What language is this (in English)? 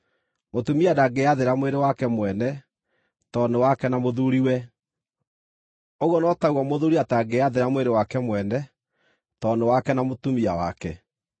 Kikuyu